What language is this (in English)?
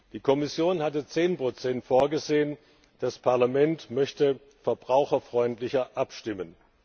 German